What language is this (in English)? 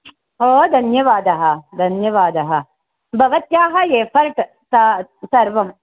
Sanskrit